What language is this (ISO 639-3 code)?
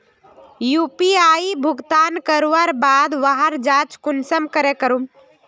mag